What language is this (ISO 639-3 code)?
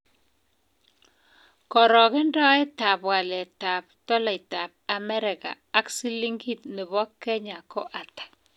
kln